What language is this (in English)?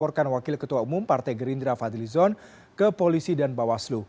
Indonesian